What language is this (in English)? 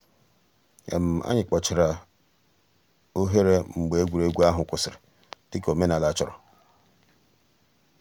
Igbo